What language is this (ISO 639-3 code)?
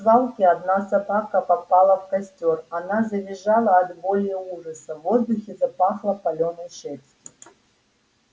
rus